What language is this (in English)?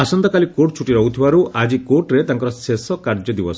Odia